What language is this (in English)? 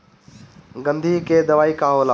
Bhojpuri